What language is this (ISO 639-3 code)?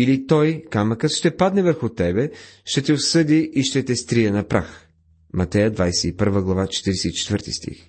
bul